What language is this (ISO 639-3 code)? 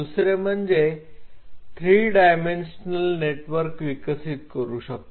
mar